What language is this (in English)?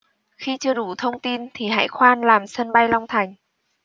Vietnamese